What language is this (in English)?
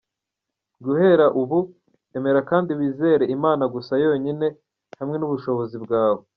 Kinyarwanda